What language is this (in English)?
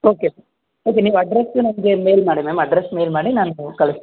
Kannada